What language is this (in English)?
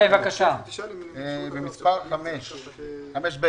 Hebrew